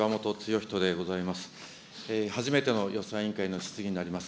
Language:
Japanese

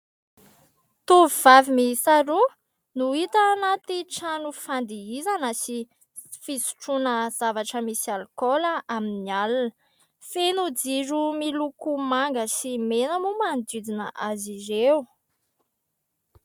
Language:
Malagasy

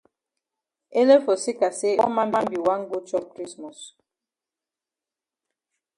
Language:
Cameroon Pidgin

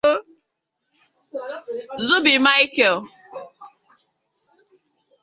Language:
Igbo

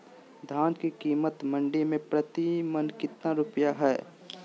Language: Magahi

